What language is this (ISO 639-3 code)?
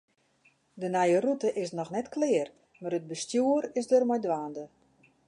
fry